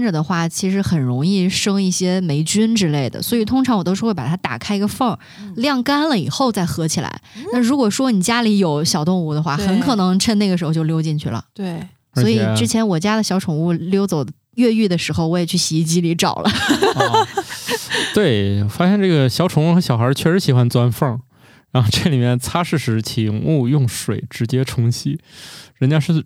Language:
Chinese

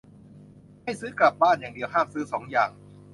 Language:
Thai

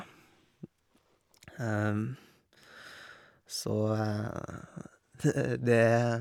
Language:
Norwegian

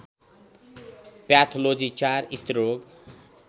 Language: Nepali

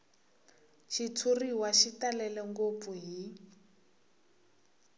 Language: Tsonga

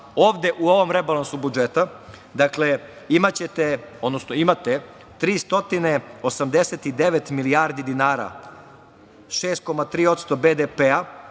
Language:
Serbian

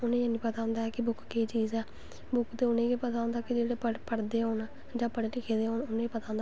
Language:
Dogri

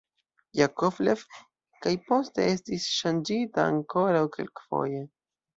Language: Esperanto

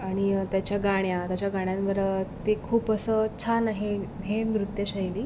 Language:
Marathi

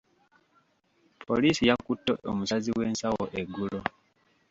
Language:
Ganda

